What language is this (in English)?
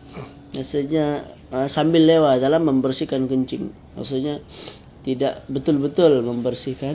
Malay